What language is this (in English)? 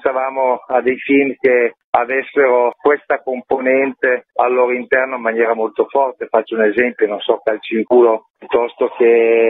Italian